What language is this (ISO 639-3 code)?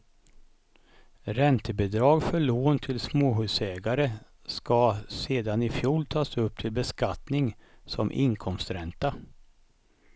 swe